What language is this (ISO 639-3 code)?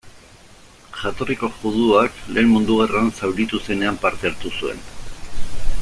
eus